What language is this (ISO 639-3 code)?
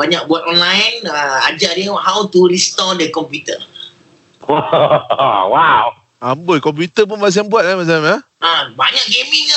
msa